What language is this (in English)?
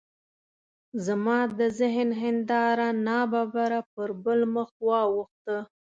Pashto